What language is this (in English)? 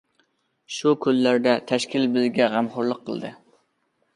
Uyghur